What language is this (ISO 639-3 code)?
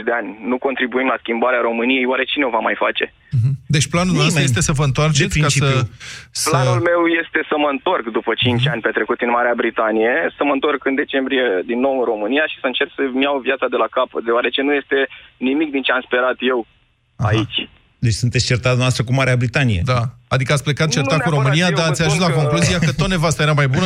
ron